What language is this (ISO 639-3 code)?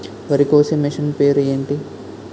tel